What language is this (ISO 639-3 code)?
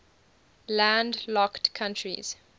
eng